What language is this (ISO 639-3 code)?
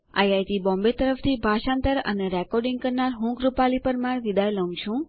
guj